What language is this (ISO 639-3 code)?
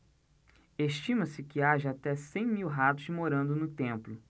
por